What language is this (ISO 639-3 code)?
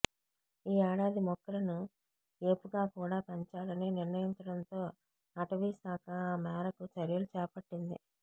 tel